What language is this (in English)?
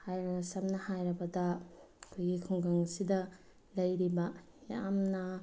Manipuri